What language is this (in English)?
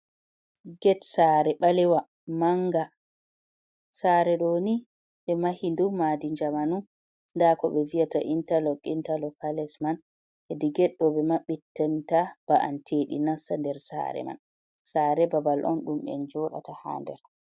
Fula